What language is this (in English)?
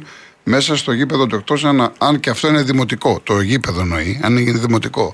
Greek